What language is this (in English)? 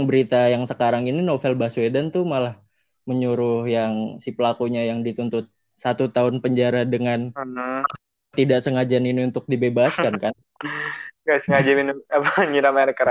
Indonesian